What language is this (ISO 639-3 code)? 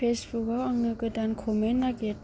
brx